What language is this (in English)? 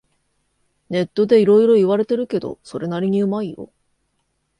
Japanese